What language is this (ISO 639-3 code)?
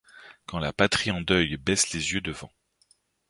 fra